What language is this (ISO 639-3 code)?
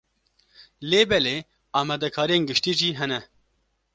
kur